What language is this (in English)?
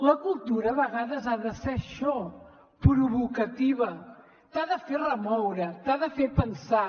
Catalan